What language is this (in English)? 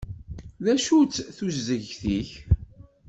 Kabyle